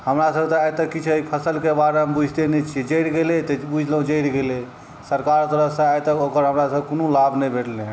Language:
Maithili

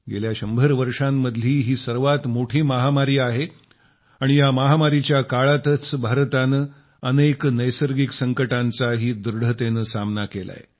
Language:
Marathi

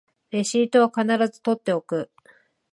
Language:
Japanese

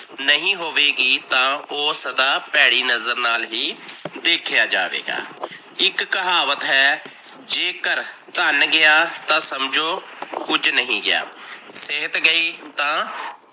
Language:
Punjabi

